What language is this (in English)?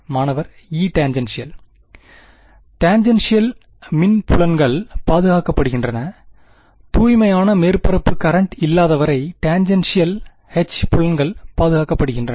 Tamil